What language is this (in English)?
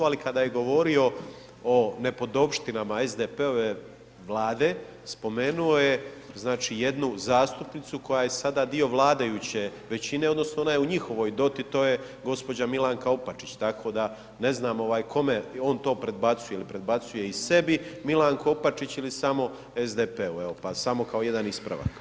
Croatian